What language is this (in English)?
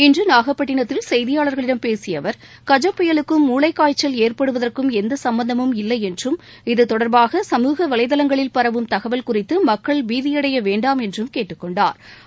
Tamil